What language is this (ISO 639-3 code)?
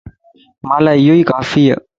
lss